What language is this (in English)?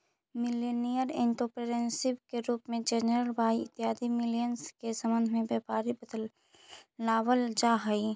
Magahi